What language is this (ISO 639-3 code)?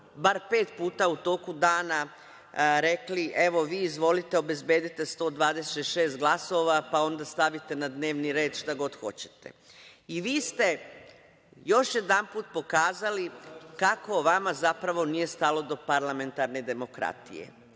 srp